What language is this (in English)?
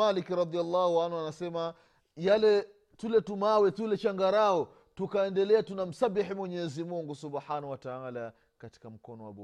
Swahili